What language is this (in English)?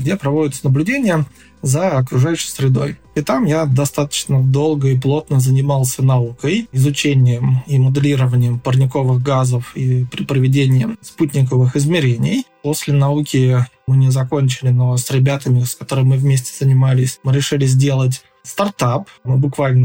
Russian